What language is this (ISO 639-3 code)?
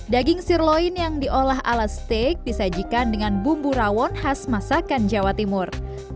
ind